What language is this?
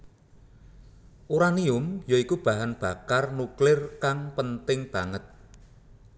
Javanese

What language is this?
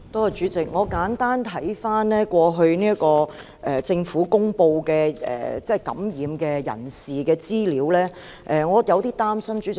Cantonese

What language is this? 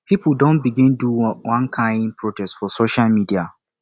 Nigerian Pidgin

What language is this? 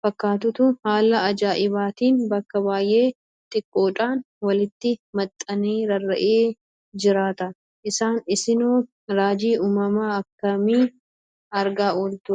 Oromo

